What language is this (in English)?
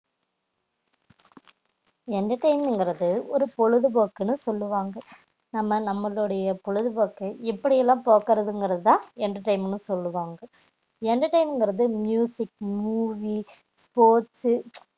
Tamil